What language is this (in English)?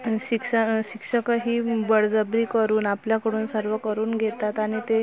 Marathi